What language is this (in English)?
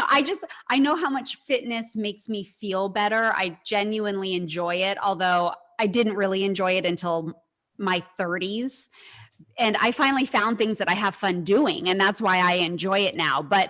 English